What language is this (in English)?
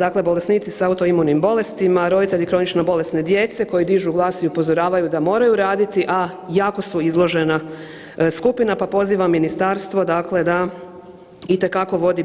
Croatian